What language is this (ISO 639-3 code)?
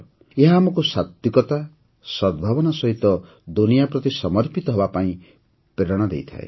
ori